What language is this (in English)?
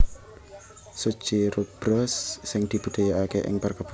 Javanese